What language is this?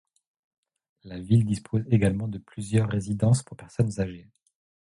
French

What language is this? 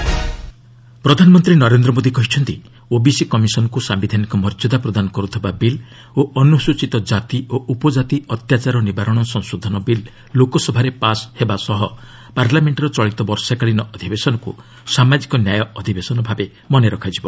Odia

